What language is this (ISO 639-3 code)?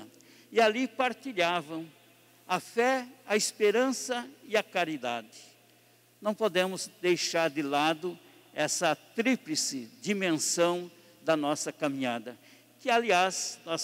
por